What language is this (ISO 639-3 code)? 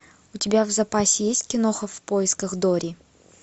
rus